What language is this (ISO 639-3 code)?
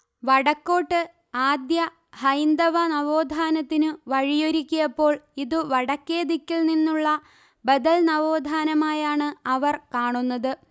mal